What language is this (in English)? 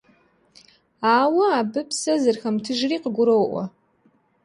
Kabardian